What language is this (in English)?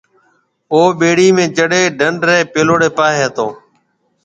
Marwari (Pakistan)